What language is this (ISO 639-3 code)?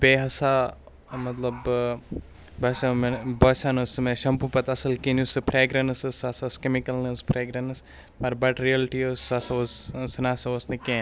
kas